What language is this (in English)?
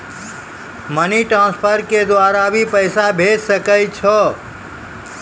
Maithili